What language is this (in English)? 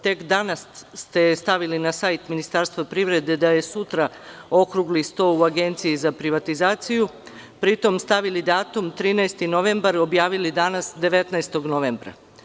Serbian